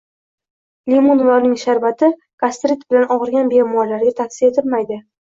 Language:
Uzbek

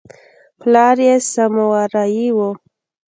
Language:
Pashto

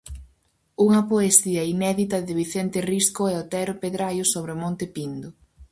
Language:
Galician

